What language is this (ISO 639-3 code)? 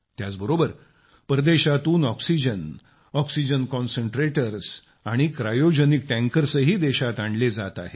mar